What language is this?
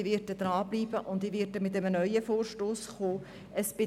Swiss German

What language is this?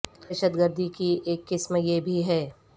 Urdu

